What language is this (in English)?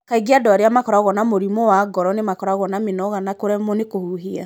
Kikuyu